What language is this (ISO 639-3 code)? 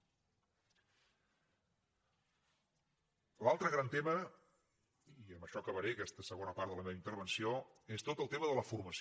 cat